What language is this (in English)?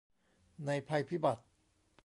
Thai